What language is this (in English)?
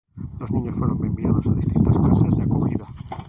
Spanish